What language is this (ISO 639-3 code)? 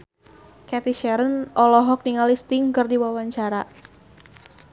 sun